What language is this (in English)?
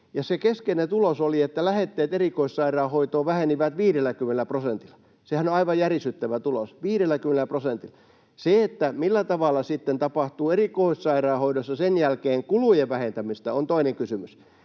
Finnish